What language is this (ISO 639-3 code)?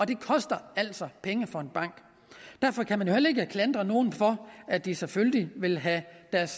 dan